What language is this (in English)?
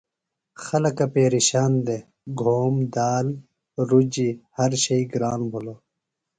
Phalura